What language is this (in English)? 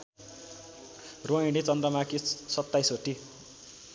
Nepali